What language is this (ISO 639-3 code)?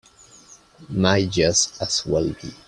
eng